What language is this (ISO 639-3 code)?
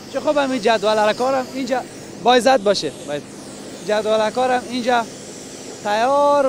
fas